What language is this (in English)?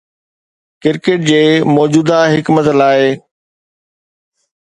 Sindhi